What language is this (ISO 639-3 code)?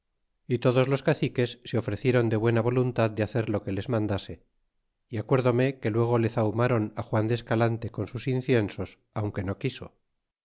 spa